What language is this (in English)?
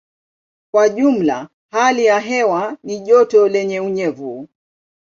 Swahili